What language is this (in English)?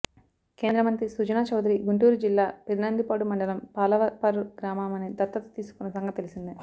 Telugu